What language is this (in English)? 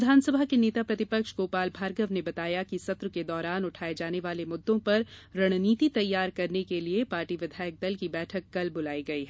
Hindi